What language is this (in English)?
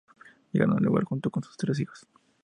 Spanish